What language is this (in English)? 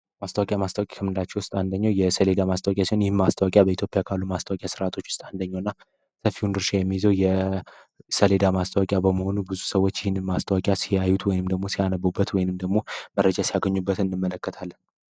Amharic